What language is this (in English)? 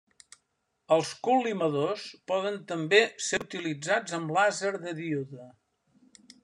Catalan